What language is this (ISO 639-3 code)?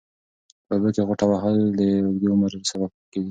pus